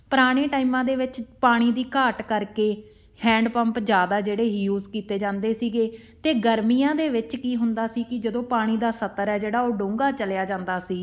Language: Punjabi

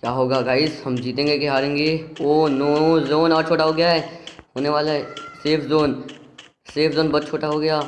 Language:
Hindi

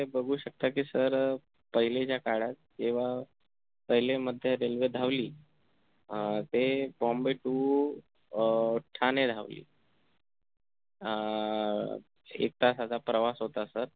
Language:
Marathi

